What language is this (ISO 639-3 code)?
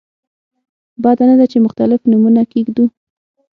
pus